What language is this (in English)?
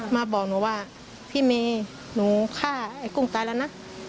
Thai